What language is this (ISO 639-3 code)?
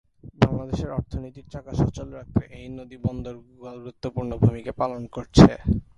ben